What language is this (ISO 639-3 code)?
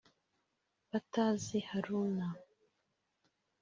kin